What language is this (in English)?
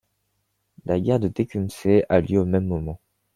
French